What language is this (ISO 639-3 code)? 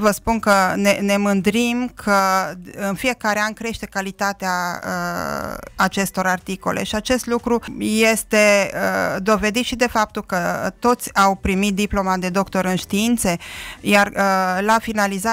ron